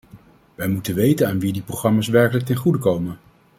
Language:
Dutch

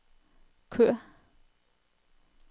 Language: Danish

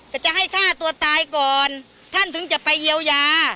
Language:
Thai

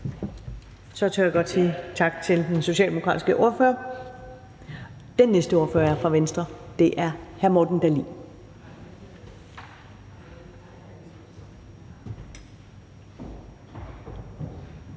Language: Danish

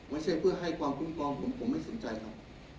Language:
Thai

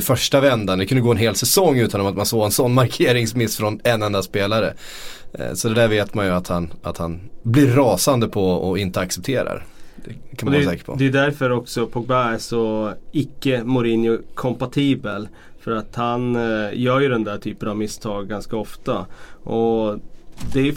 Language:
Swedish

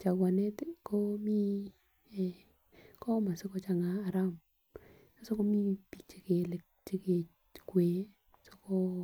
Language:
Kalenjin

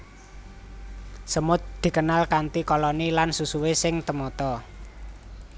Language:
Javanese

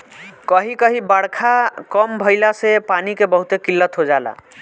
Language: Bhojpuri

